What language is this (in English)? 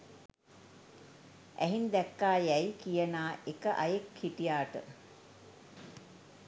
Sinhala